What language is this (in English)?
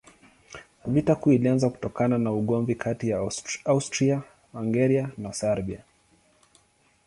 Swahili